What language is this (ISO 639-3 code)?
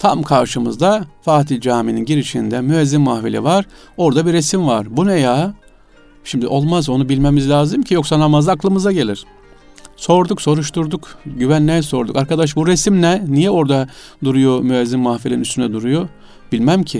tur